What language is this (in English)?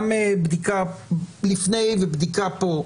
Hebrew